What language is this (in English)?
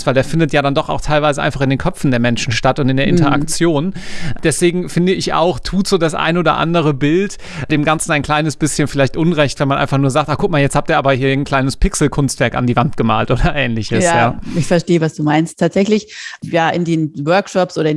German